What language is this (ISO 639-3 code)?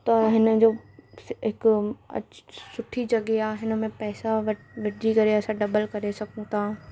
snd